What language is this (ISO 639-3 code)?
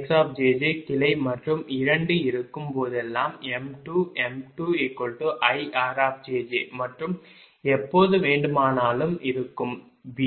tam